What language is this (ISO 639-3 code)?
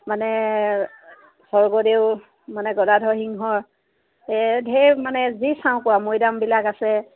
asm